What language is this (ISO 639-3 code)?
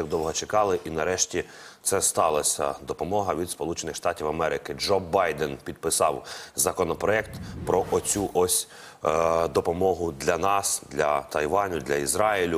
ukr